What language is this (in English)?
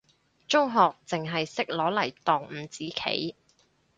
Cantonese